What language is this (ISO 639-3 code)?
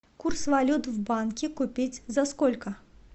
rus